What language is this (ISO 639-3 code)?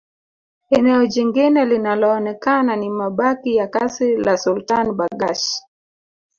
swa